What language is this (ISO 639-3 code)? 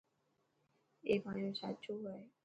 mki